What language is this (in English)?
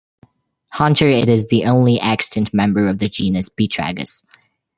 English